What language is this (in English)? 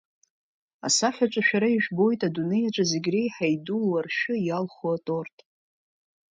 Abkhazian